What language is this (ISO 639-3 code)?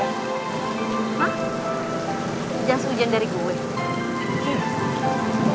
ind